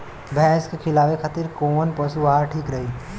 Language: Bhojpuri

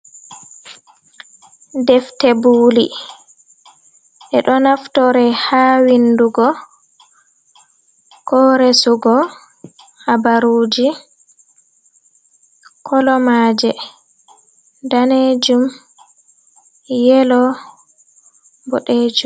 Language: Fula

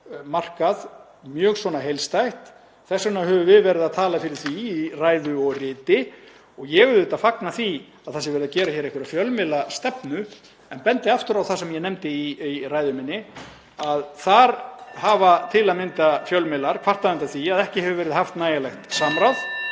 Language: Icelandic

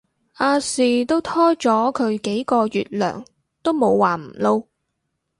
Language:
Cantonese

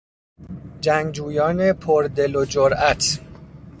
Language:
Persian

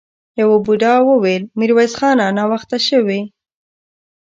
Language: Pashto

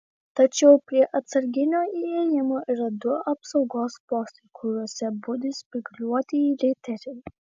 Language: Lithuanian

